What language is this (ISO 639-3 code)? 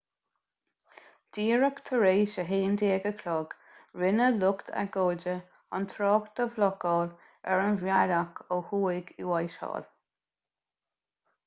gle